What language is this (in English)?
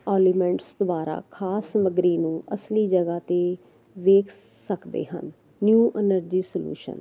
Punjabi